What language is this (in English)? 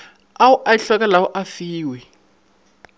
Northern Sotho